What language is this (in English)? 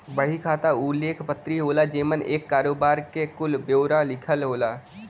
Bhojpuri